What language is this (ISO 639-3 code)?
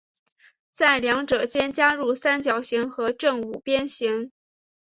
zho